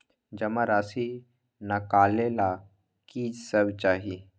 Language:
Magahi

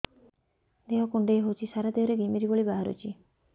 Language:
Odia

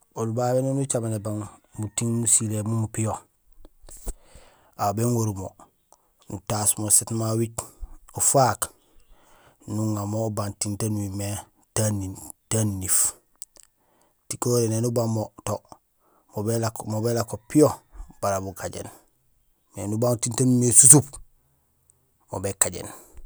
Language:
Gusilay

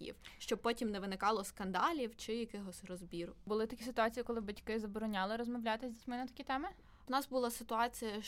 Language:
Ukrainian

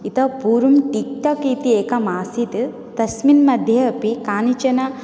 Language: Sanskrit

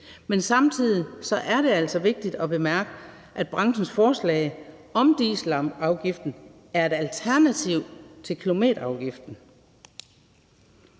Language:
Danish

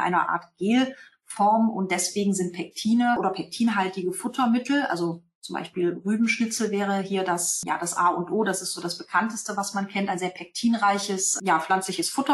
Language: German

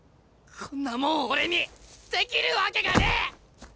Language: Japanese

